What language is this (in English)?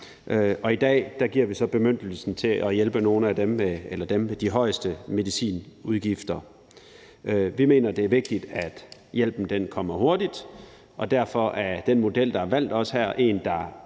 Danish